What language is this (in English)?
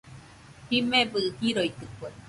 Nüpode Huitoto